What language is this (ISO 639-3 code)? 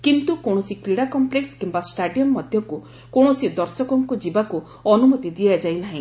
ori